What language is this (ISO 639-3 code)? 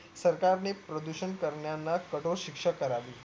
mar